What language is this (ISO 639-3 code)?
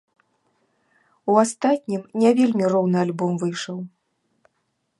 bel